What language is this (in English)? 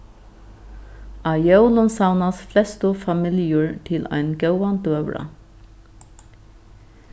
Faroese